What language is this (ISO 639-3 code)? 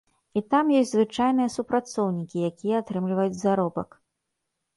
bel